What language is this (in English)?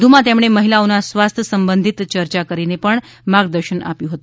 Gujarati